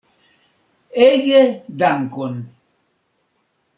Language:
Esperanto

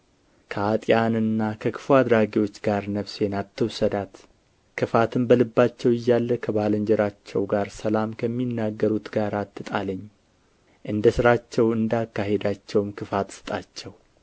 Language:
Amharic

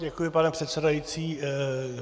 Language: Czech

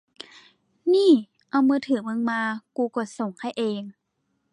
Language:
Thai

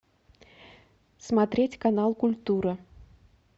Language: Russian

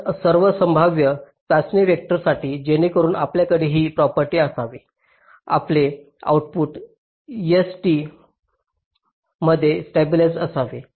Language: Marathi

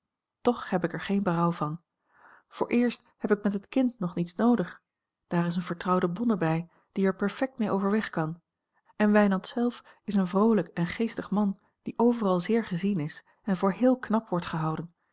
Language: Dutch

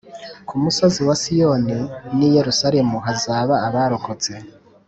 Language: Kinyarwanda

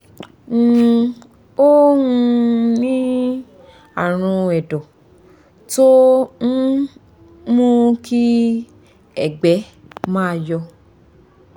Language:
Yoruba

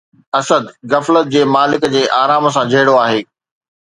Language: Sindhi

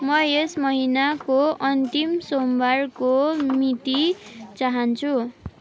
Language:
Nepali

